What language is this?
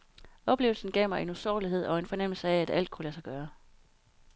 Danish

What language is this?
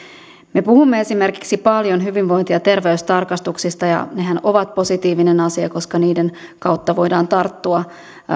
Finnish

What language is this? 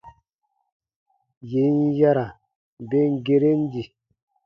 Baatonum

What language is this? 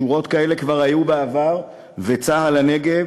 Hebrew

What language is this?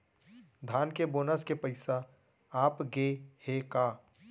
Chhattisgarhi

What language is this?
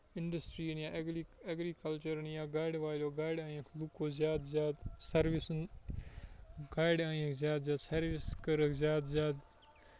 Kashmiri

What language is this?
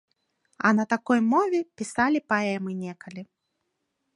Belarusian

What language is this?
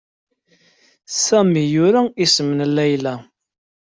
Kabyle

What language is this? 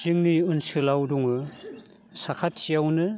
Bodo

